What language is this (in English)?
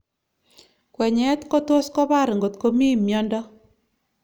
Kalenjin